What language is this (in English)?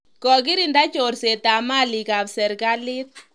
Kalenjin